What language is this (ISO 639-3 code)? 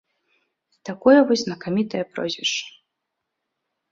bel